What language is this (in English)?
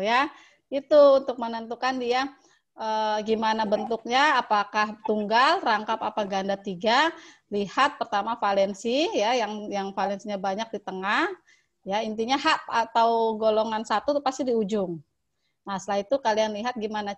Indonesian